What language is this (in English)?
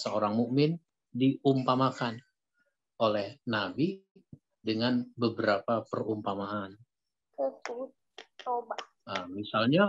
Indonesian